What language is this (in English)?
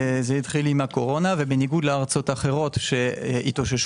Hebrew